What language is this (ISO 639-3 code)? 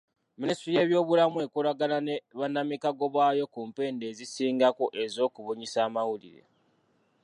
lug